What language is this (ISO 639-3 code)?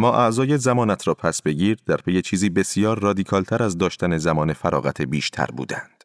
fas